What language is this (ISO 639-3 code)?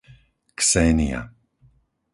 slk